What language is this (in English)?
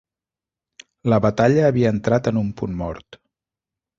Catalan